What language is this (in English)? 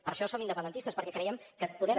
Catalan